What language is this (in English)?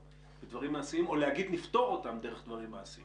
Hebrew